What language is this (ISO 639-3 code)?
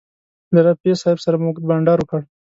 pus